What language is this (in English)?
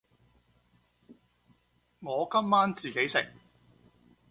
Cantonese